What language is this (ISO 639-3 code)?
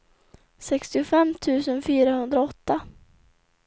swe